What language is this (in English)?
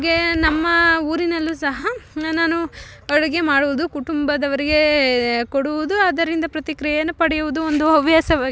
Kannada